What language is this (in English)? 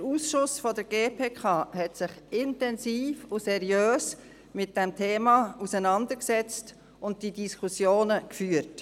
Swiss German